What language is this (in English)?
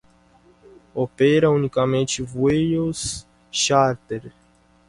Spanish